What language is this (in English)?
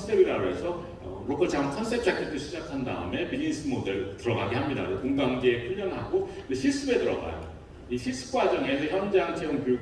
Korean